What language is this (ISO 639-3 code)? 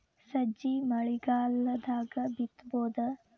kan